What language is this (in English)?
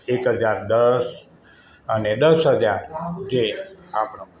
Gujarati